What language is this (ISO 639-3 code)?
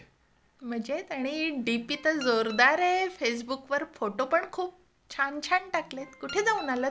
mar